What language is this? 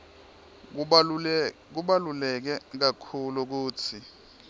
Swati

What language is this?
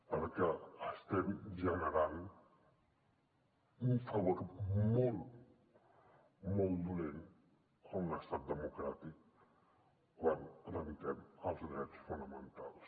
Catalan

